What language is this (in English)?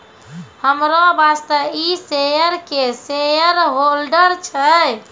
Maithili